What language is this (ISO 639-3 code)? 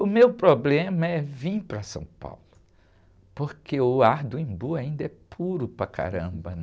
por